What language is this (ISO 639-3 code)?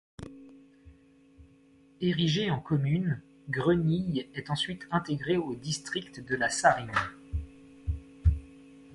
fra